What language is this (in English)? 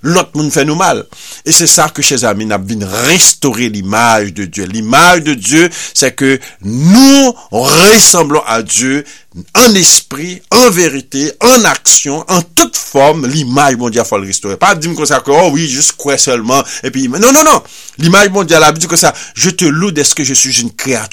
French